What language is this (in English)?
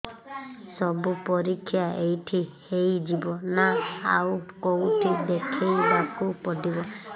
Odia